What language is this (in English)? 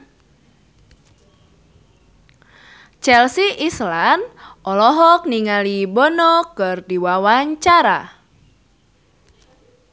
Sundanese